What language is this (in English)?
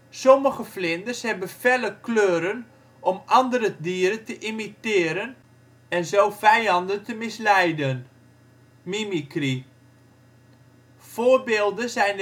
Dutch